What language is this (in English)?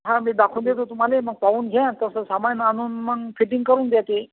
Marathi